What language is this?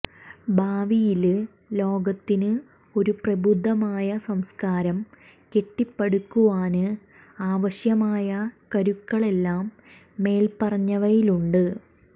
Malayalam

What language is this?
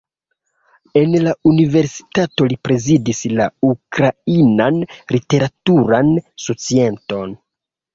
Esperanto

